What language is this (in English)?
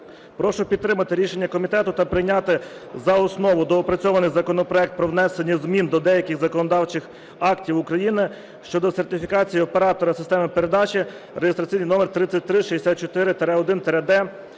Ukrainian